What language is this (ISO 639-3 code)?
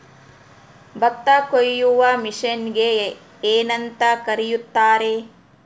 kan